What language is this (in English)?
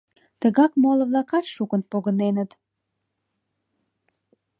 Mari